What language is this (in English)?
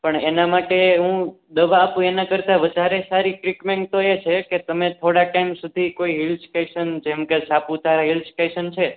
Gujarati